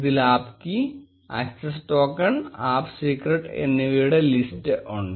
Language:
Malayalam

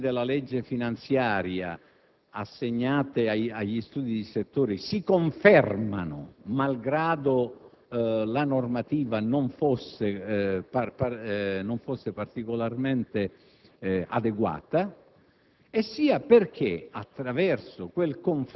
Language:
Italian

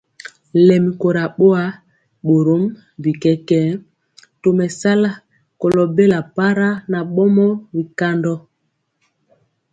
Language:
Mpiemo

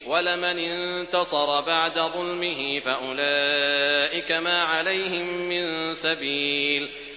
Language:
Arabic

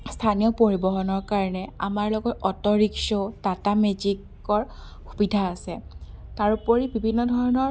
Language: Assamese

